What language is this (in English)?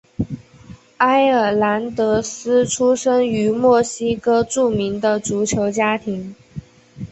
Chinese